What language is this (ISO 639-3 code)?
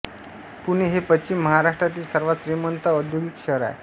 mar